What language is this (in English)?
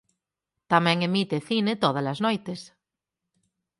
Galician